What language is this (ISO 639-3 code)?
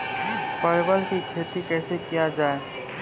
mai